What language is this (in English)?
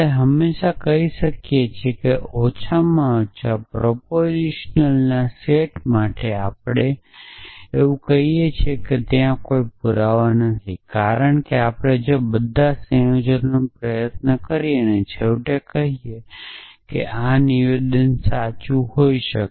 Gujarati